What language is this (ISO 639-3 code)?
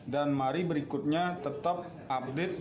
ind